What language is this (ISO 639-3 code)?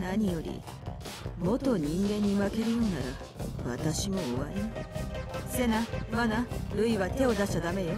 jpn